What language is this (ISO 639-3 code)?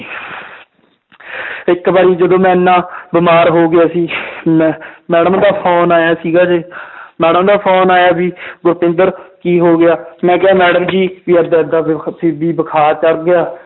pan